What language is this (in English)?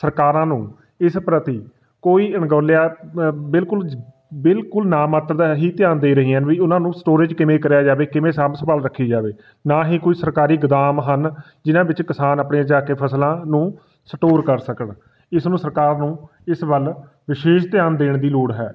Punjabi